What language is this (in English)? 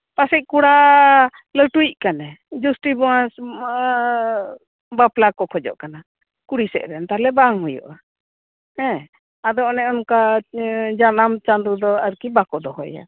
Santali